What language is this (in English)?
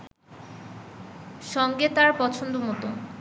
Bangla